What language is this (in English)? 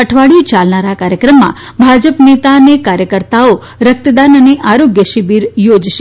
Gujarati